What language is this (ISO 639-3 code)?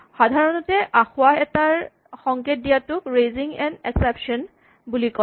asm